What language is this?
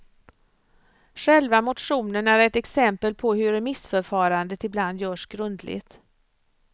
Swedish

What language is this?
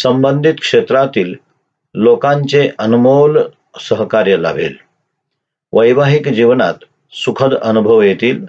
Marathi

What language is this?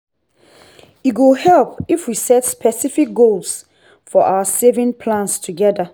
Nigerian Pidgin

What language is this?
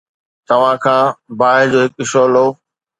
Sindhi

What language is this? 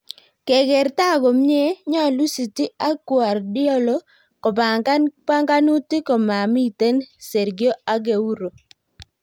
Kalenjin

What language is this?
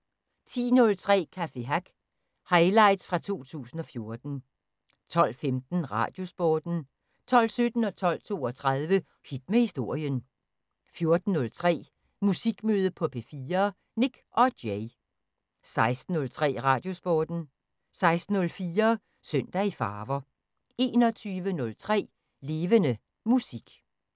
Danish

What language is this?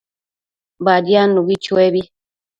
Matsés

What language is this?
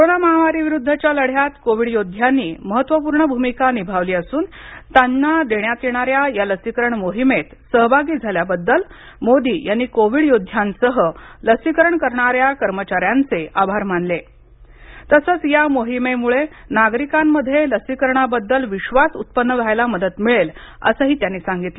Marathi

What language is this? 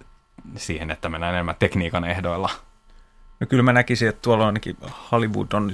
Finnish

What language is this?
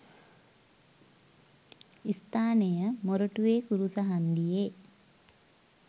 Sinhala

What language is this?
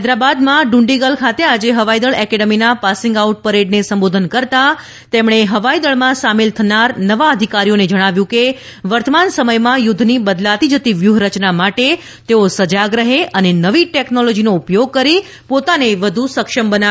Gujarati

